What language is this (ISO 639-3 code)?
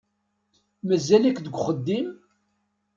kab